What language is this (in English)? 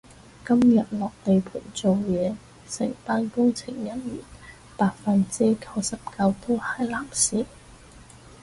Cantonese